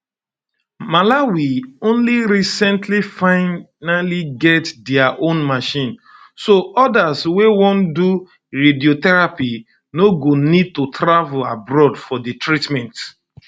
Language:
Nigerian Pidgin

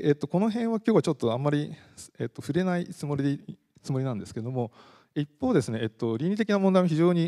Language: Japanese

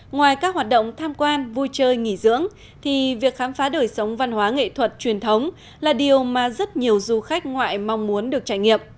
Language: Vietnamese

